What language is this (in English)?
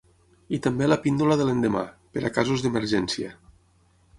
Catalan